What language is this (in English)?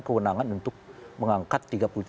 Indonesian